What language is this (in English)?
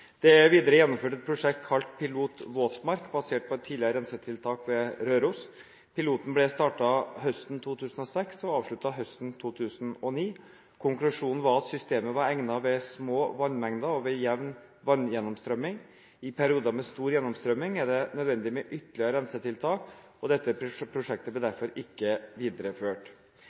Norwegian Bokmål